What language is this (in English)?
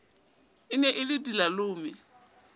Southern Sotho